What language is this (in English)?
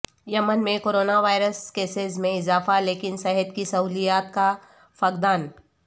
Urdu